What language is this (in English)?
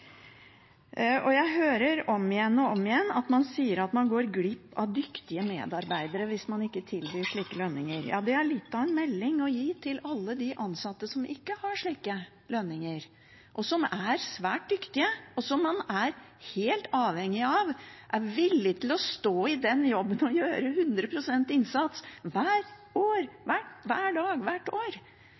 Norwegian Bokmål